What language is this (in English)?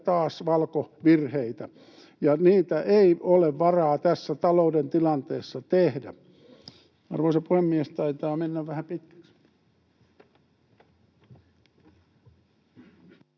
Finnish